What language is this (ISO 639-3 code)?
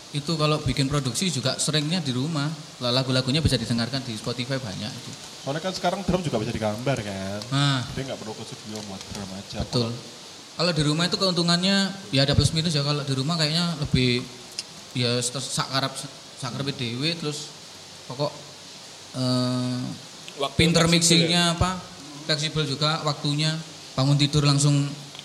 ind